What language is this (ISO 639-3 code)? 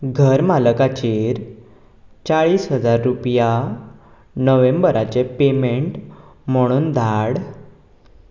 kok